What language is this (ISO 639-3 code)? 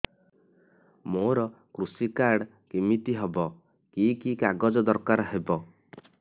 ori